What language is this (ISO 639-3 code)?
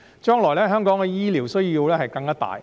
yue